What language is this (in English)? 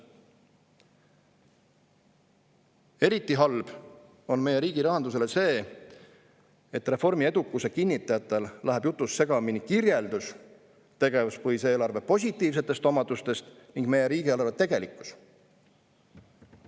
Estonian